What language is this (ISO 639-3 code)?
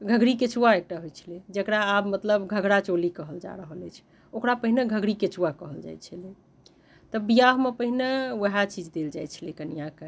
mai